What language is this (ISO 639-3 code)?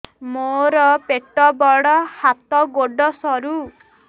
ori